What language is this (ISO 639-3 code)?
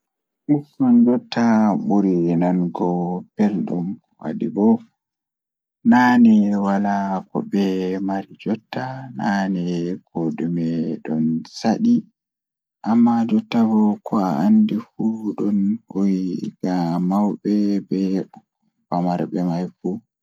ful